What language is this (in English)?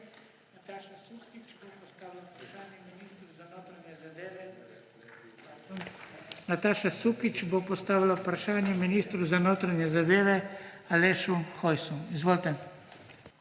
Slovenian